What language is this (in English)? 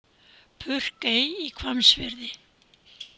Icelandic